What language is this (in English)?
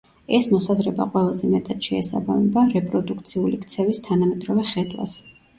Georgian